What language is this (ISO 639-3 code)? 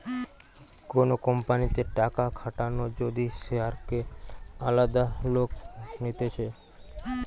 ben